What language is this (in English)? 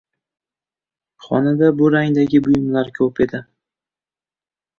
Uzbek